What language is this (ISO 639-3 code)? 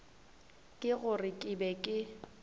nso